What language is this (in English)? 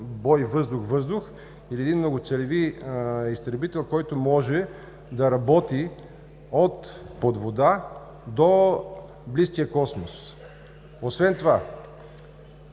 Bulgarian